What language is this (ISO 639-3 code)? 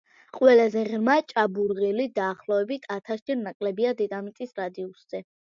kat